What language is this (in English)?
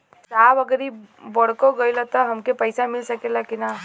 Bhojpuri